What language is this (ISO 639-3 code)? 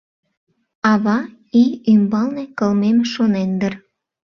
chm